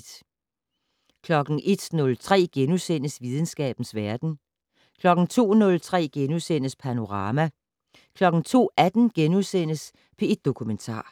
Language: Danish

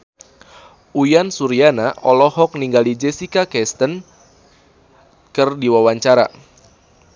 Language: Sundanese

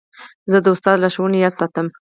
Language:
Pashto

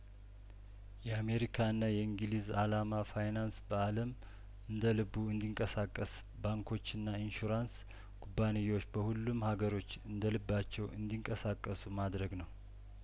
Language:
Amharic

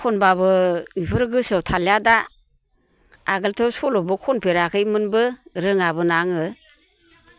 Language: Bodo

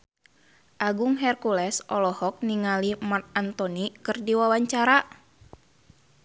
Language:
Sundanese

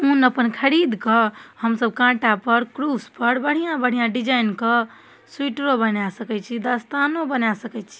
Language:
Maithili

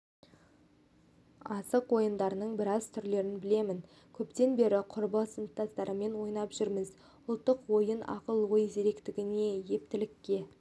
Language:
Kazakh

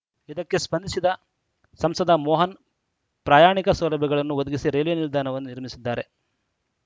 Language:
Kannada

